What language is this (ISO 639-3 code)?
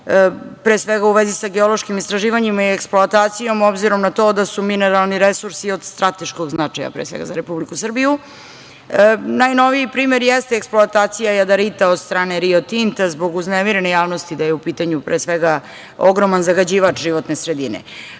srp